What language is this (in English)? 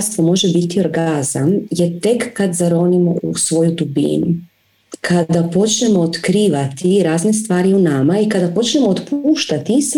Croatian